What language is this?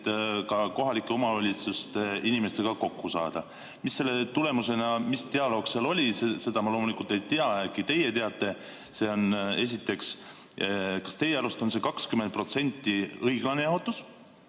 Estonian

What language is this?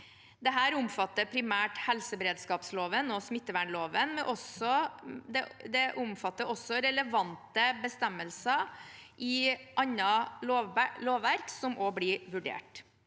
Norwegian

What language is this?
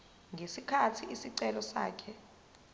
Zulu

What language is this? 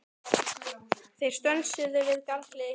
Icelandic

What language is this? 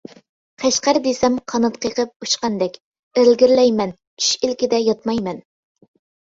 Uyghur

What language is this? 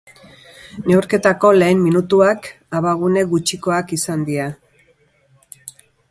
Basque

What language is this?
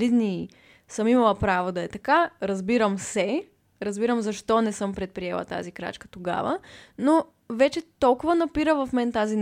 Bulgarian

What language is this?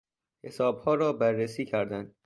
Persian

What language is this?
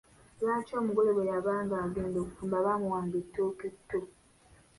Ganda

